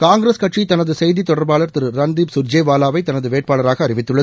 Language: Tamil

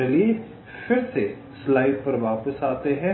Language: Hindi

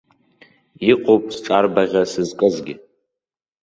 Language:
Abkhazian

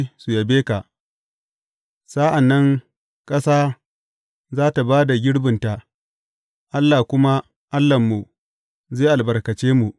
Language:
Hausa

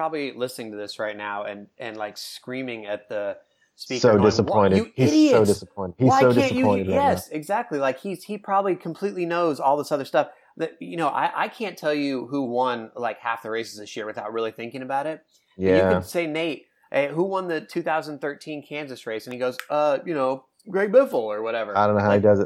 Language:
English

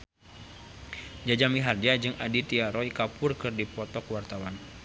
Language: Sundanese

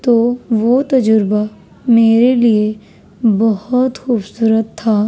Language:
Urdu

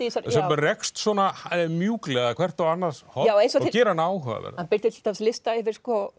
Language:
Icelandic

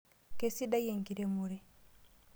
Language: Masai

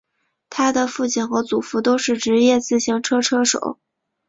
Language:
Chinese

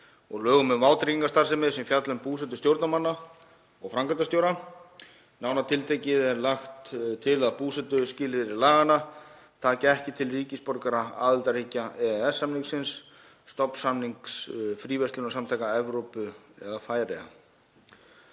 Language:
Icelandic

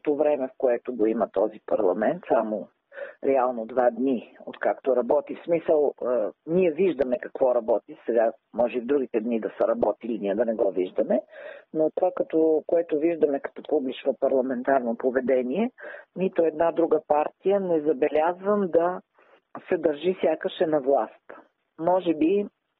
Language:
Bulgarian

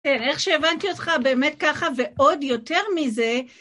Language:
Hebrew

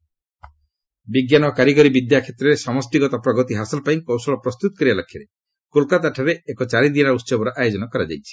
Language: Odia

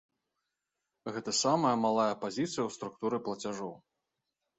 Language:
Belarusian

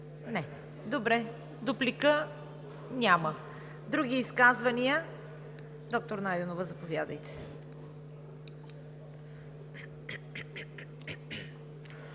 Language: Bulgarian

